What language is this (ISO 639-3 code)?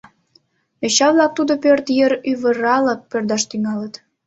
chm